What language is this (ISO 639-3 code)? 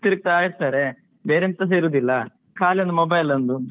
kan